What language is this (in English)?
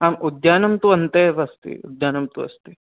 Sanskrit